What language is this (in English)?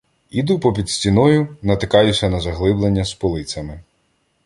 Ukrainian